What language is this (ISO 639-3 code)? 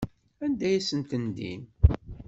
kab